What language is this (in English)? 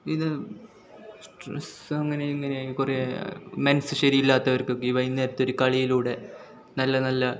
Malayalam